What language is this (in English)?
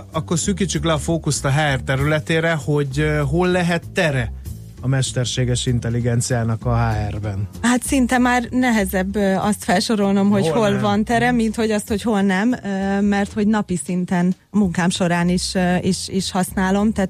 Hungarian